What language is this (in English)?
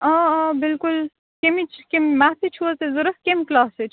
Kashmiri